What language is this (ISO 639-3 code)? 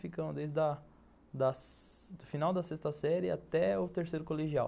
por